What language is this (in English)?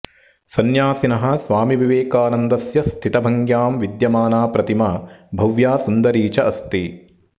Sanskrit